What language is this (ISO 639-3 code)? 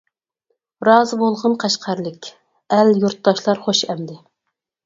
uig